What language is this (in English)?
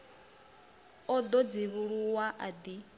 Venda